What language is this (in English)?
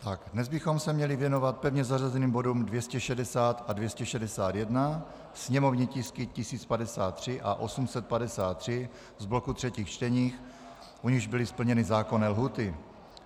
Czech